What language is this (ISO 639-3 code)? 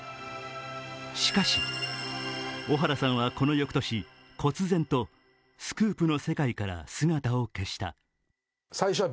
jpn